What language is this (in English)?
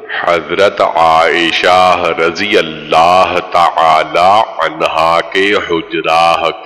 Dutch